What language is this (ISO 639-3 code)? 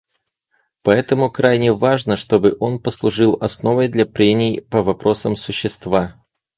rus